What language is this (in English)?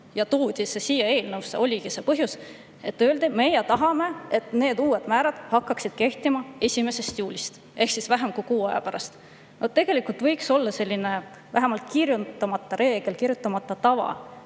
Estonian